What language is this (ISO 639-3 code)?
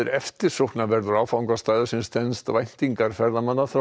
isl